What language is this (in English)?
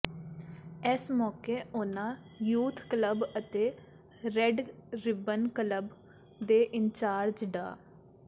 Punjabi